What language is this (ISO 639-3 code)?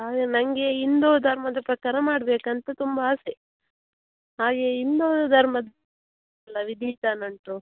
kan